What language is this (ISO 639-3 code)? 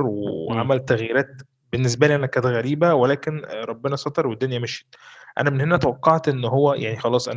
ara